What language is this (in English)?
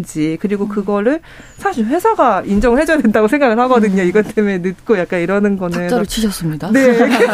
Korean